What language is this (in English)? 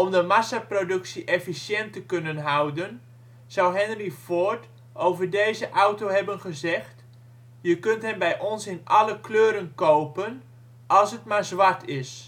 Dutch